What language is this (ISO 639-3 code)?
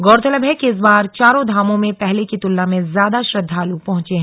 hin